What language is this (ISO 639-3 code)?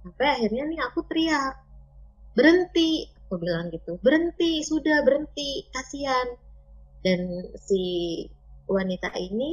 ind